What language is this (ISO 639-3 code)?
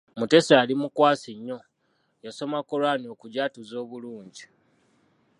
lug